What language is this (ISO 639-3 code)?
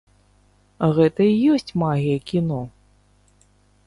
bel